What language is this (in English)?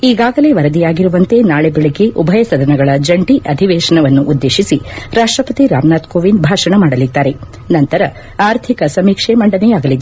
Kannada